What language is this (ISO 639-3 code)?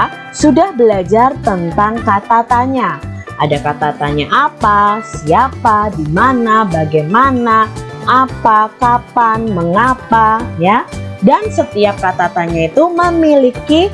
ind